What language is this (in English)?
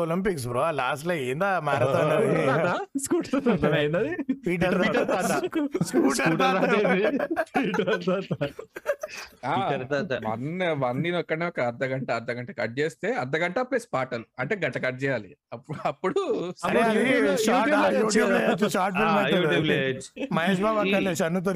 Telugu